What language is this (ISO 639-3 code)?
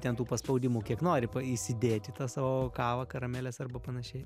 lit